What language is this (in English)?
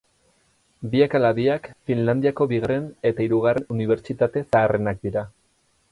Basque